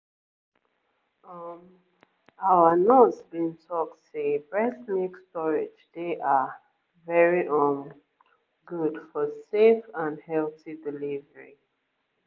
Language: Nigerian Pidgin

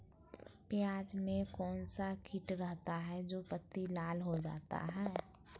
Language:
Magahi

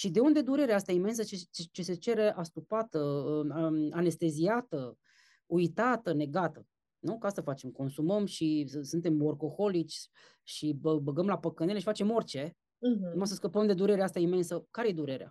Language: Romanian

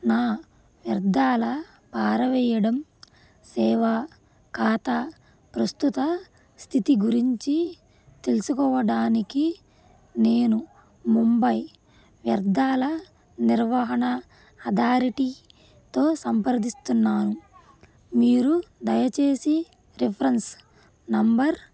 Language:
Telugu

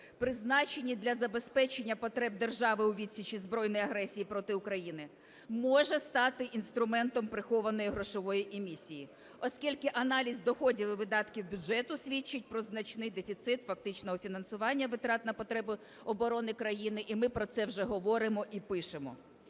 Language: Ukrainian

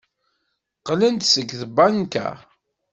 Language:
Kabyle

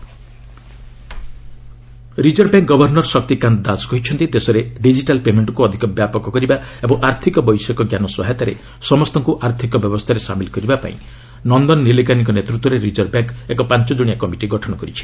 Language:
Odia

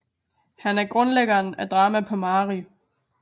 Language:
Danish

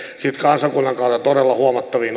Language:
Finnish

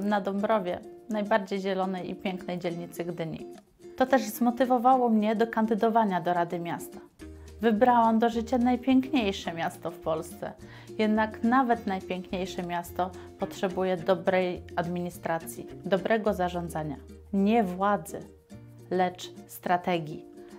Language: Polish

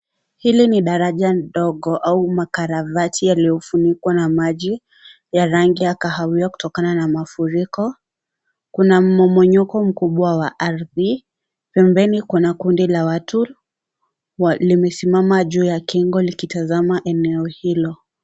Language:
Swahili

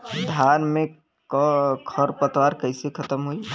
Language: Bhojpuri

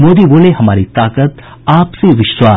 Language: Hindi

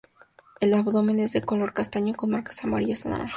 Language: Spanish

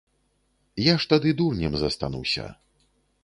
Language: Belarusian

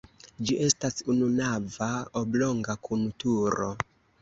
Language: Esperanto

